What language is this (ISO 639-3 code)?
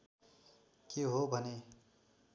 nep